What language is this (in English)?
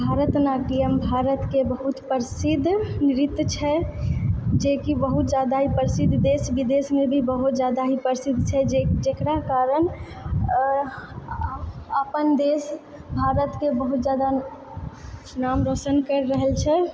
Maithili